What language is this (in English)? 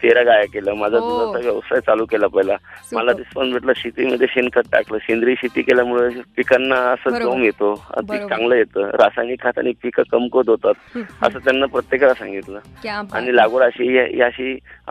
Marathi